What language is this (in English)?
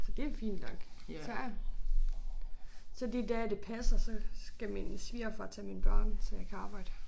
Danish